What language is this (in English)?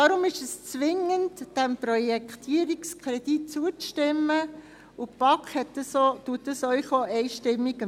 Swiss German